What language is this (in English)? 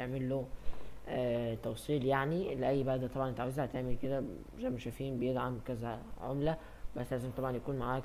Arabic